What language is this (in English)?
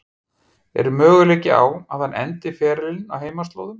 Icelandic